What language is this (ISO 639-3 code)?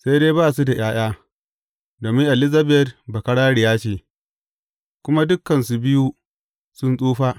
hau